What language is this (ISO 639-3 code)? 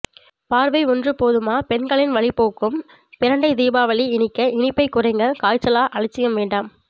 tam